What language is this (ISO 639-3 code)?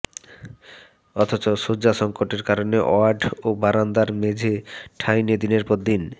ben